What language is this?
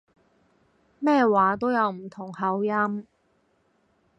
Cantonese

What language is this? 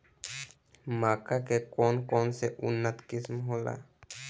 Bhojpuri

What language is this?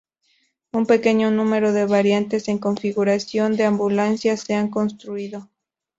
Spanish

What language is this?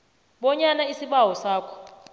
South Ndebele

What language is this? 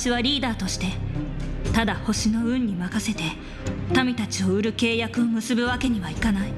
Japanese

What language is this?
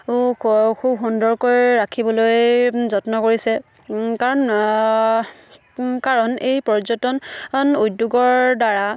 Assamese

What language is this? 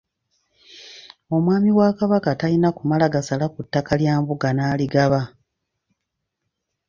Ganda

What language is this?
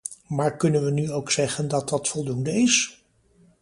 Dutch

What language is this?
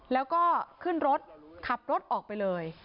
Thai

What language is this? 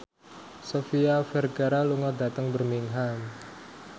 Javanese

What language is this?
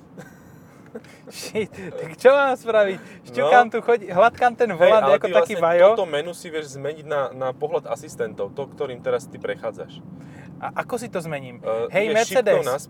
Slovak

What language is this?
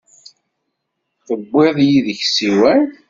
Kabyle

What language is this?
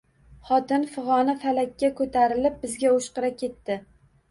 Uzbek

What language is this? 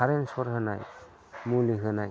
Bodo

